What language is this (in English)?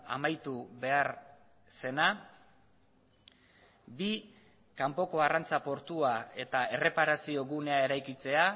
Basque